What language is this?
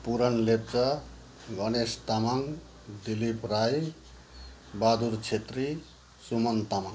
Nepali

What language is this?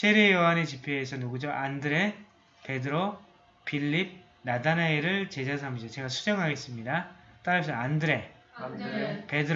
Korean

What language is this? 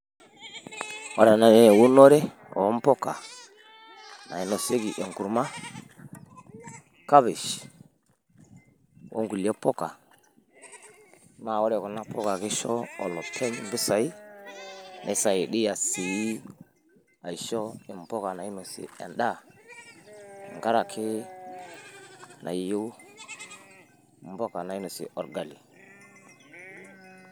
Masai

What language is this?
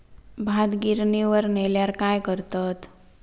Marathi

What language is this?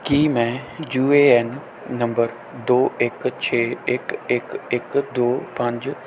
Punjabi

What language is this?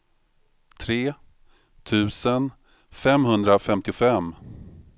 Swedish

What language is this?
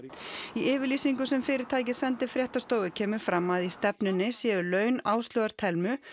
Icelandic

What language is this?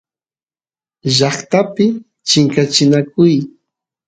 Santiago del Estero Quichua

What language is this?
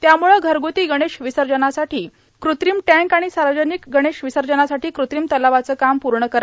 Marathi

